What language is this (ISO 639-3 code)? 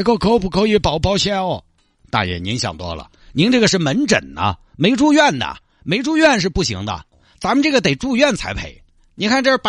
zho